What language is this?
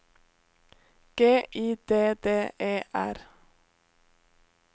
Norwegian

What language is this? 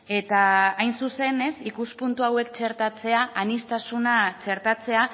Basque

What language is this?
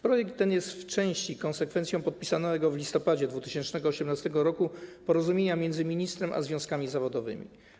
Polish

